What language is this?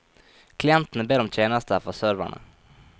Norwegian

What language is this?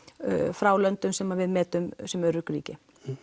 Icelandic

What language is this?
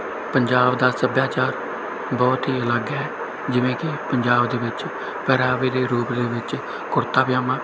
Punjabi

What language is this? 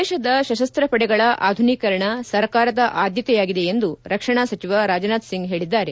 Kannada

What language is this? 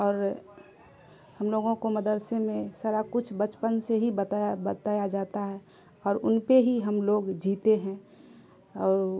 Urdu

